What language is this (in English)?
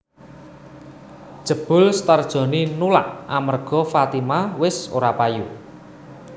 Javanese